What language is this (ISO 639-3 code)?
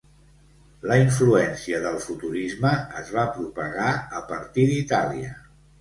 cat